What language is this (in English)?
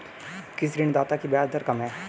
Hindi